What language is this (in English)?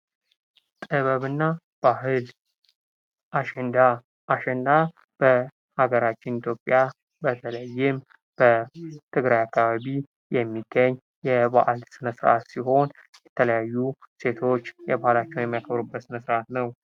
Amharic